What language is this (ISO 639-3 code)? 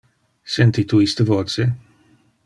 ina